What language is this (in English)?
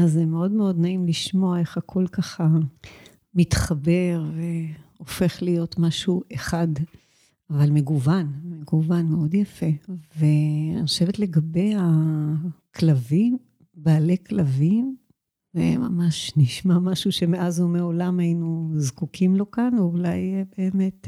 Hebrew